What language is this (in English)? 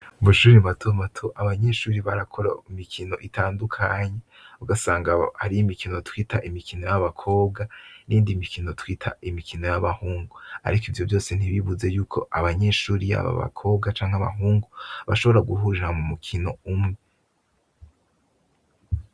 Rundi